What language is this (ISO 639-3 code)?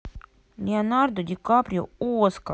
rus